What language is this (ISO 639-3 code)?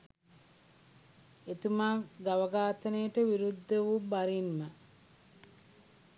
sin